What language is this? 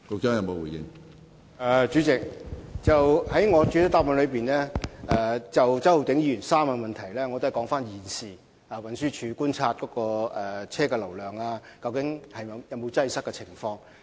Cantonese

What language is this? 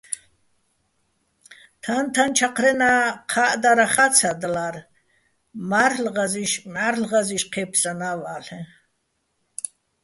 Bats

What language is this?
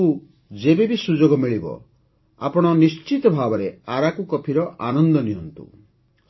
Odia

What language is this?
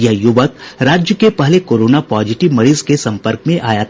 Hindi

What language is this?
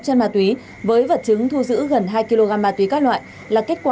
Vietnamese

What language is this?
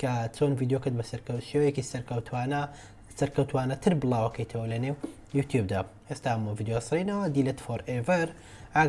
Kurdish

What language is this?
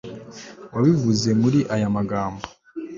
Kinyarwanda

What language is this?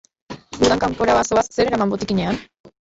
Basque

